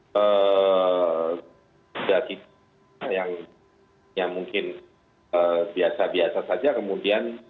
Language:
Indonesian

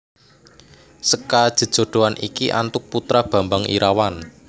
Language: Javanese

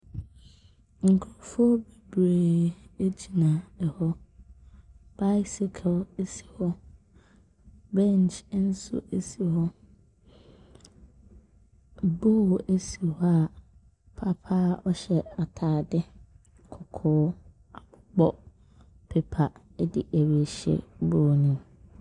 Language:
Akan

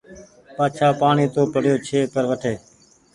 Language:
Goaria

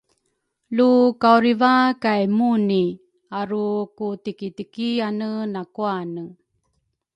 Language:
Rukai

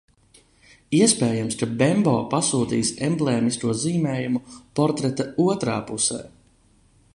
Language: Latvian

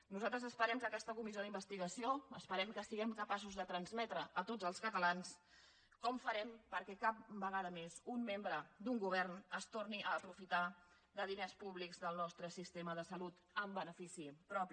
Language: Catalan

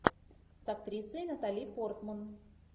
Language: Russian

